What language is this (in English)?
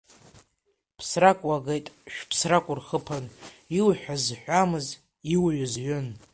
Abkhazian